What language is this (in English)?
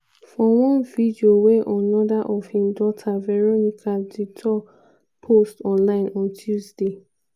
Nigerian Pidgin